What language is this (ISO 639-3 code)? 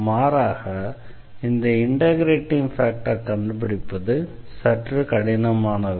tam